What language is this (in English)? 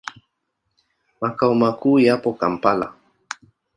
Swahili